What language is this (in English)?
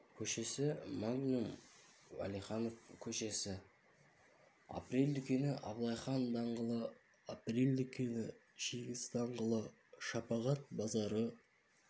Kazakh